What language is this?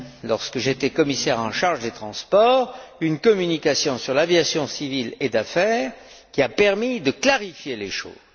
French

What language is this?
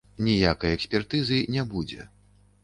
Belarusian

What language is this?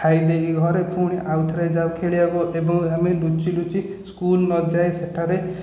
Odia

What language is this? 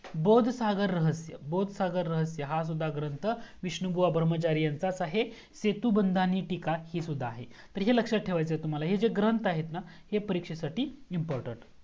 Marathi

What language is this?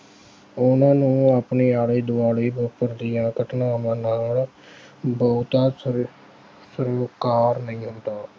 Punjabi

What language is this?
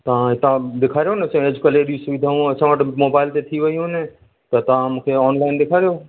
Sindhi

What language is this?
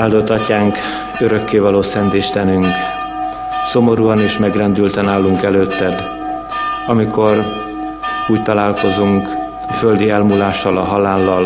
Hungarian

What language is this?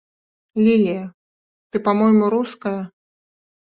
Belarusian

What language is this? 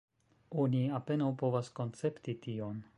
Esperanto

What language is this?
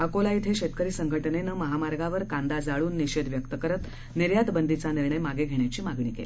Marathi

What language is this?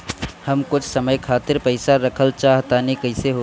Bhojpuri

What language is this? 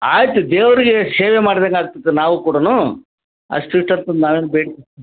Kannada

